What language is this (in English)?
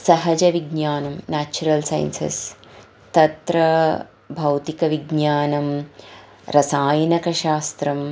Sanskrit